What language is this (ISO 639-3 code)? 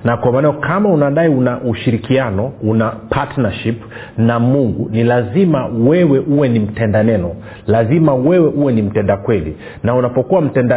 swa